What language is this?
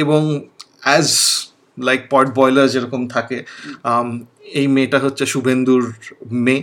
Bangla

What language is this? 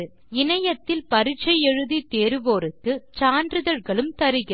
Tamil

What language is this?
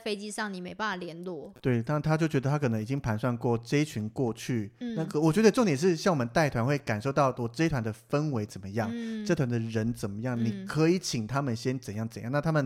Chinese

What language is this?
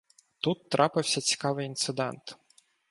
Ukrainian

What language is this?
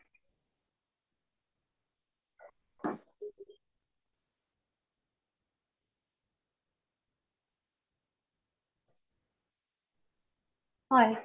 Assamese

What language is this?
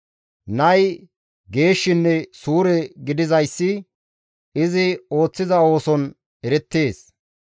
Gamo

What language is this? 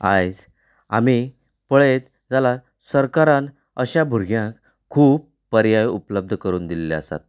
Konkani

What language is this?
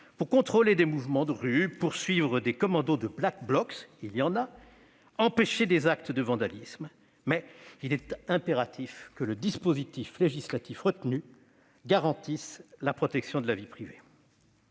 French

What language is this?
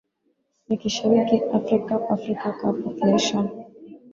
Swahili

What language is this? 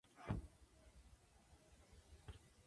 Spanish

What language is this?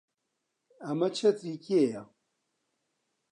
Central Kurdish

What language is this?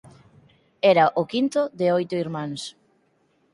Galician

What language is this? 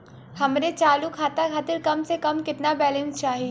Bhojpuri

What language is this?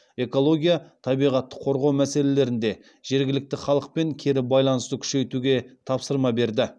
Kazakh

